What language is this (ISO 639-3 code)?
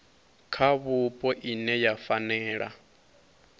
ven